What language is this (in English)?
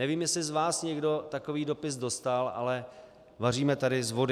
Czech